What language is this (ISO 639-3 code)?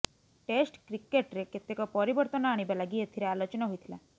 ori